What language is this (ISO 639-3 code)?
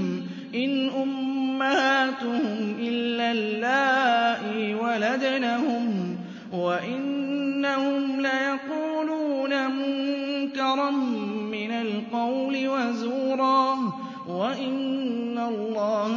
ara